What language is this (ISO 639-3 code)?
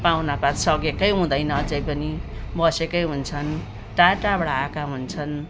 nep